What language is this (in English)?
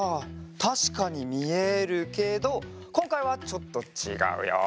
Japanese